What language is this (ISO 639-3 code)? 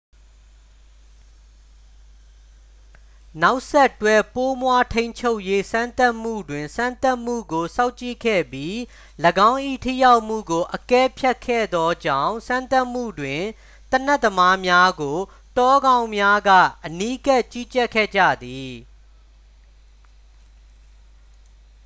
mya